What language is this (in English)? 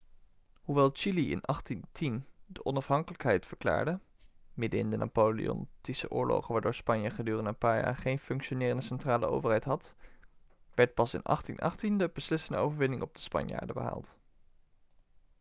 Dutch